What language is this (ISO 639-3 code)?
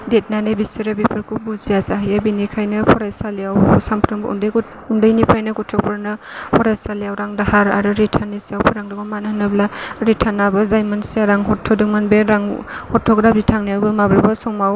brx